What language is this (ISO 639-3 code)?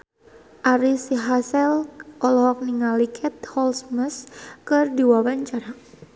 sun